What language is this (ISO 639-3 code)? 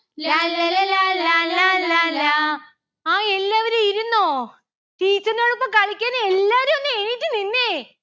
mal